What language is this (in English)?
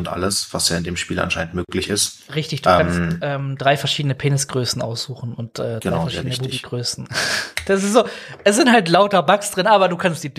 German